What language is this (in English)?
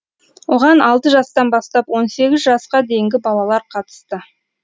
Kazakh